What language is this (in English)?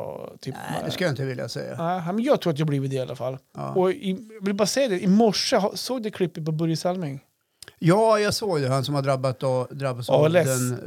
Swedish